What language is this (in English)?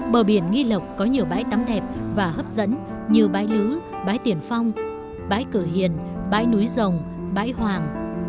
Vietnamese